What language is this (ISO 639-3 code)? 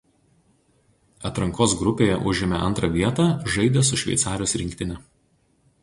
lit